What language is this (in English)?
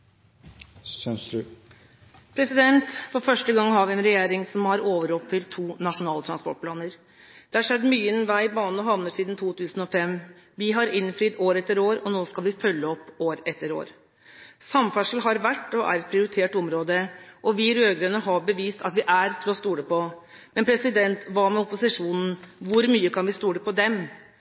Norwegian Bokmål